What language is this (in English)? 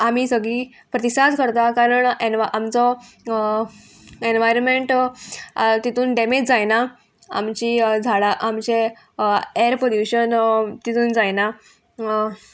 Konkani